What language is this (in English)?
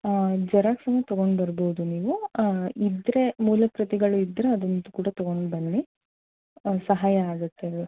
Kannada